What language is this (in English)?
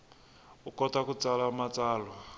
Tsonga